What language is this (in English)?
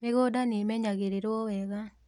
Kikuyu